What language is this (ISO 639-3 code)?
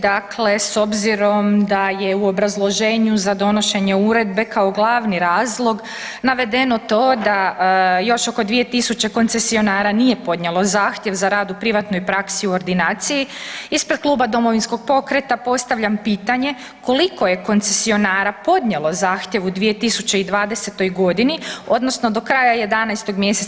hrv